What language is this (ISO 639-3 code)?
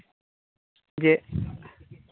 sat